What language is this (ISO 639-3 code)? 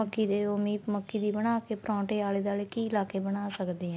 pan